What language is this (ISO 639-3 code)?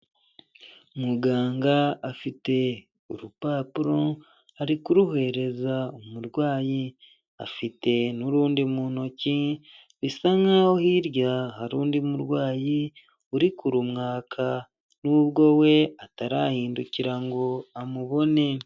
kin